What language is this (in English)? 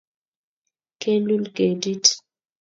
Kalenjin